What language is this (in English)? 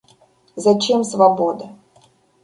Russian